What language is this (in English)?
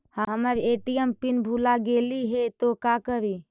Magahi